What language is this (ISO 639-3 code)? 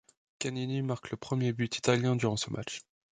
fra